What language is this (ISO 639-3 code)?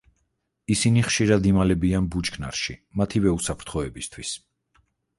kat